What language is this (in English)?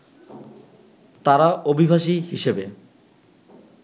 Bangla